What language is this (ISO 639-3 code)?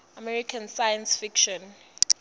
ssw